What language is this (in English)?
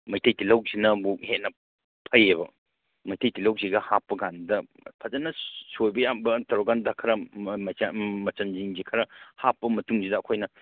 Manipuri